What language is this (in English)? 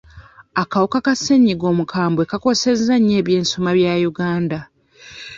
Ganda